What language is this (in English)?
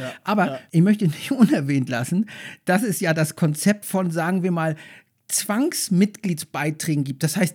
German